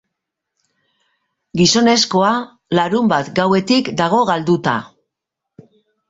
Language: Basque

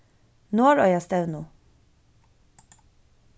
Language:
Faroese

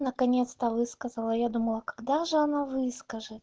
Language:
Russian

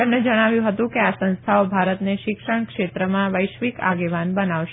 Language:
Gujarati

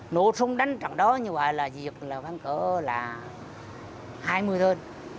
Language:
Vietnamese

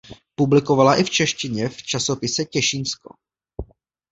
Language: Czech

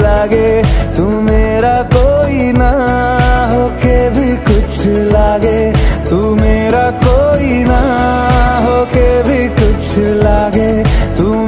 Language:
Arabic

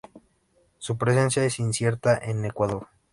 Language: Spanish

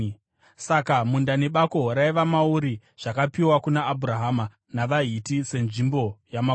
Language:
Shona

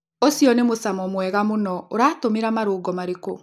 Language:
Kikuyu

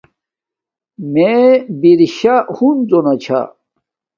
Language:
Domaaki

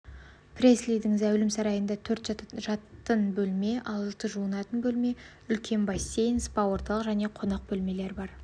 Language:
Kazakh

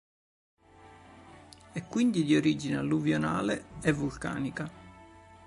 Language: Italian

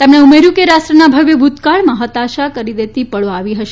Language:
Gujarati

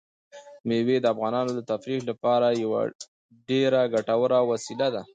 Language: Pashto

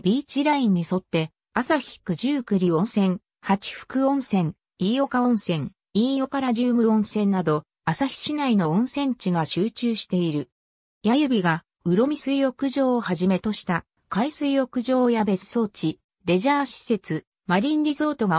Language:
Japanese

